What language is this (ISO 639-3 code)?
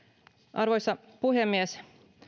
fin